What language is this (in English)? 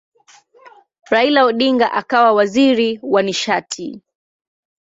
Swahili